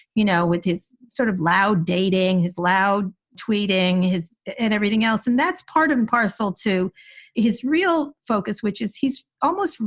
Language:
English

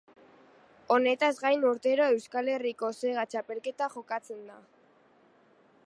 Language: Basque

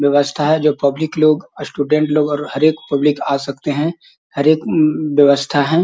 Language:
Magahi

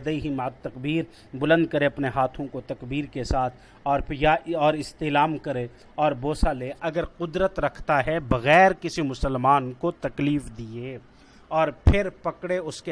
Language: Urdu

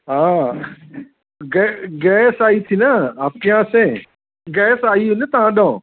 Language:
Sindhi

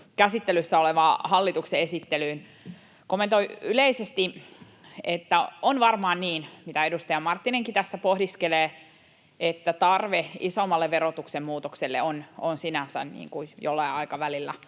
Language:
Finnish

